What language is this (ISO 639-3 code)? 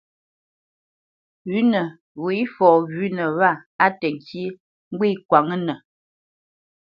bce